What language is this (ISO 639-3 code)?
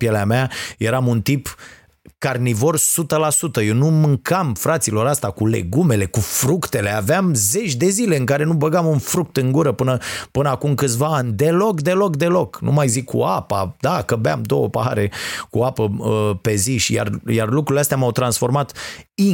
ron